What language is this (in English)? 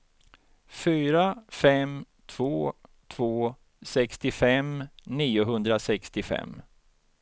Swedish